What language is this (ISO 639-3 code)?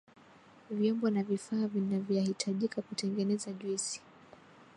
swa